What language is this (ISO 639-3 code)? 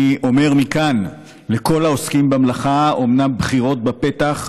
heb